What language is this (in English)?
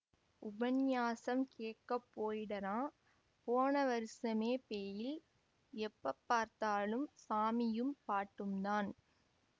Tamil